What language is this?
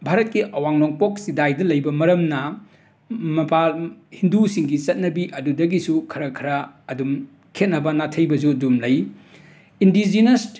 Manipuri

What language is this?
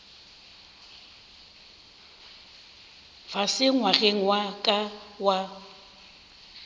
Northern Sotho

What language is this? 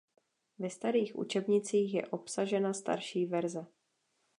Czech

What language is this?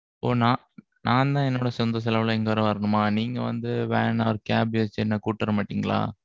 Tamil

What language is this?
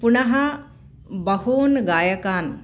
Sanskrit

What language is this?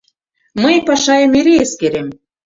Mari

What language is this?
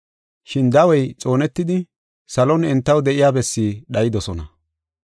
Gofa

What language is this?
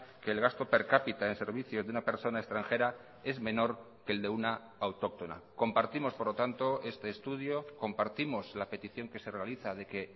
Spanish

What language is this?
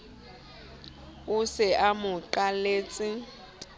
Southern Sotho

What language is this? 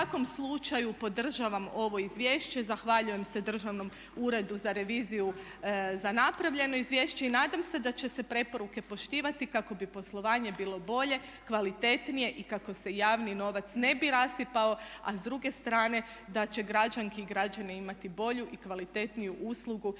Croatian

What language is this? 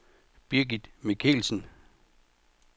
Danish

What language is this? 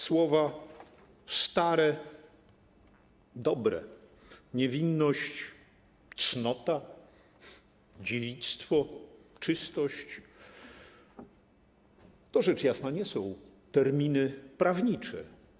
Polish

